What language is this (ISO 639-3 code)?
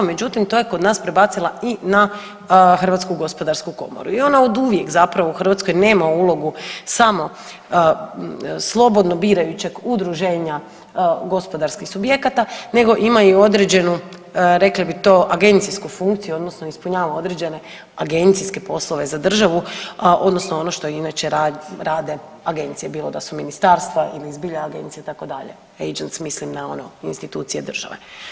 hrv